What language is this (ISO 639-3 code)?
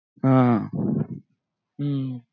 mar